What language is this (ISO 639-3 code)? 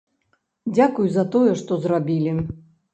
bel